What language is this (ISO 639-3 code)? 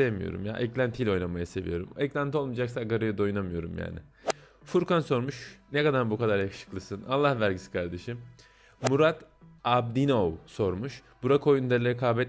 tur